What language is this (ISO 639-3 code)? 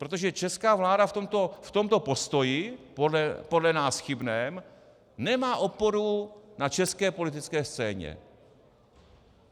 ces